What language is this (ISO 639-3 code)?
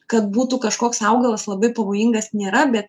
lit